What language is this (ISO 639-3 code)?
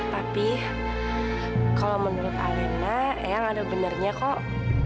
ind